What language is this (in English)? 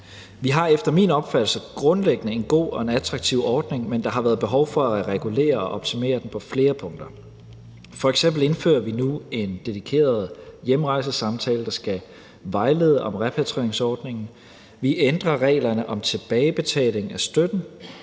Danish